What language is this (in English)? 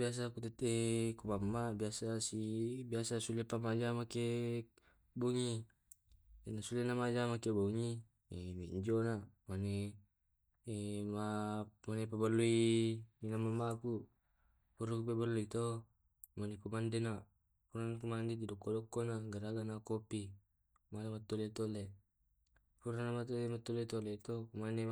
Tae'